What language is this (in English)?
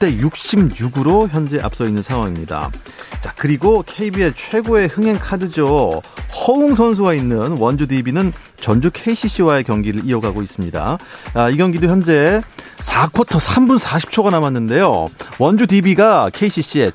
Korean